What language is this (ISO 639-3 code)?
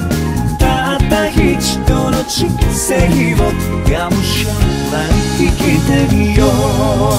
jpn